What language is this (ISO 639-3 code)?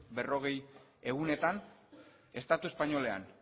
eus